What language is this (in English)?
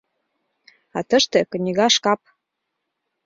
Mari